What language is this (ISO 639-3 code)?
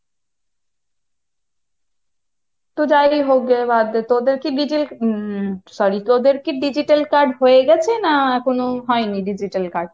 ben